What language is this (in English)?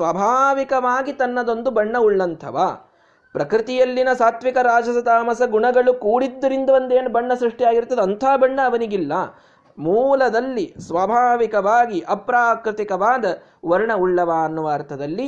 Kannada